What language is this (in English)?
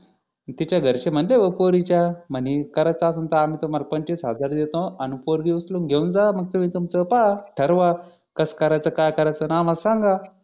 Marathi